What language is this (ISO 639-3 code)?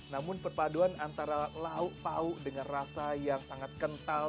ind